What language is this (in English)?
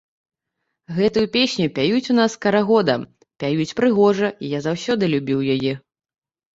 Belarusian